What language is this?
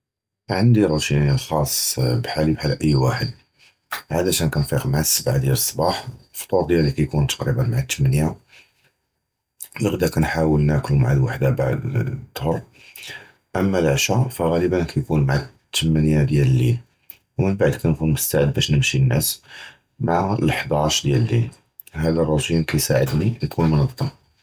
Judeo-Arabic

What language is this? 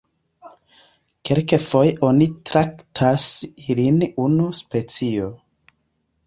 Esperanto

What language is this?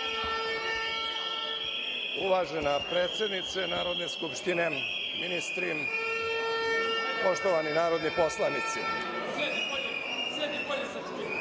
Serbian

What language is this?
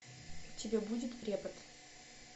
Russian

